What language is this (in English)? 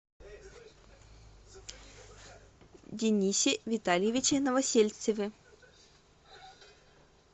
Russian